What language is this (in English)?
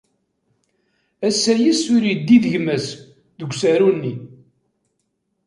Kabyle